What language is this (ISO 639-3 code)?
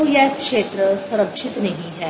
hin